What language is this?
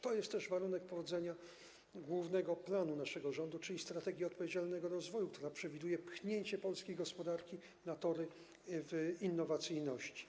Polish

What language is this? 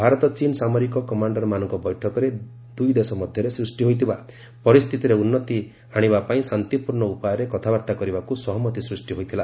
Odia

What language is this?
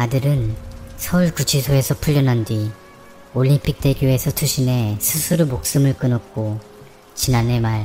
Korean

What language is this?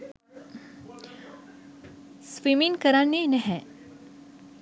Sinhala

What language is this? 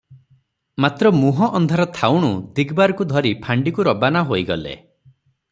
Odia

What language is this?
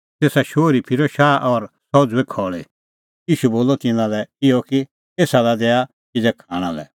Kullu Pahari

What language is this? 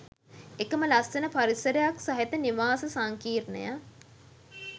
Sinhala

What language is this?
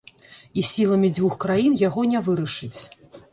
Belarusian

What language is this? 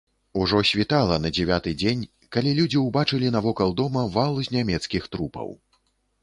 Belarusian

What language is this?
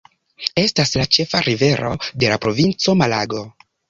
Esperanto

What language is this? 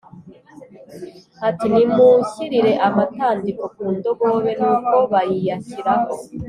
Kinyarwanda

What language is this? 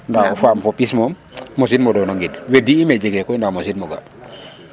Serer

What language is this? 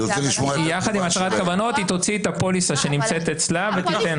Hebrew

